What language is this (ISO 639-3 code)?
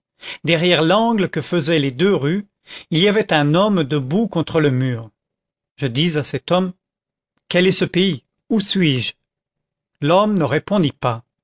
fra